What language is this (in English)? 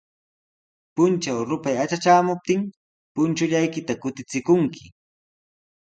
Sihuas Ancash Quechua